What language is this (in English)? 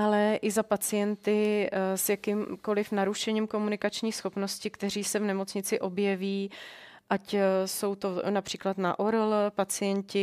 Czech